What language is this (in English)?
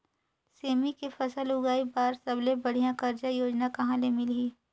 Chhattisgarhi